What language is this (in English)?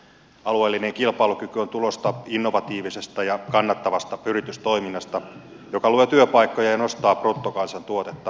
Finnish